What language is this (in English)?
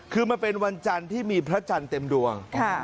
Thai